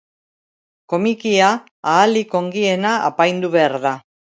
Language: Basque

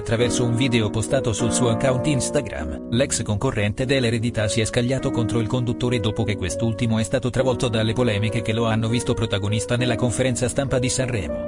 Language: Italian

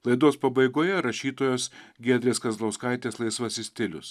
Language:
Lithuanian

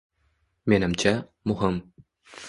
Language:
Uzbek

